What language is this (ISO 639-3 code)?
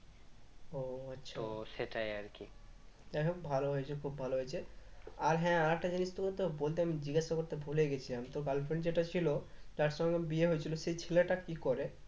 ben